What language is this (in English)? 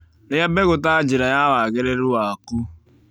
Kikuyu